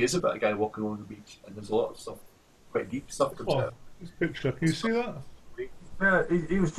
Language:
English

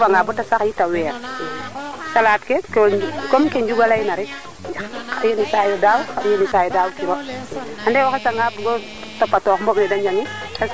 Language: Serer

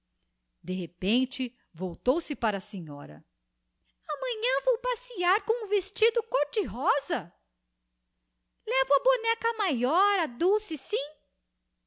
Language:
Portuguese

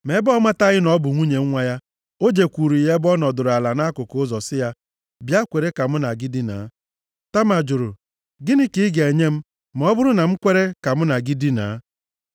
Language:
Igbo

